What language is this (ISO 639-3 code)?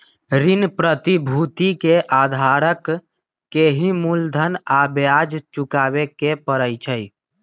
mag